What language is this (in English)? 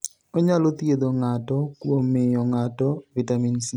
Luo (Kenya and Tanzania)